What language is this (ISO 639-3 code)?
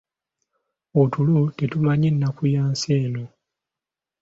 lug